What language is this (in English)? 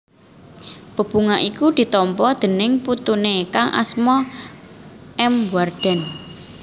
Javanese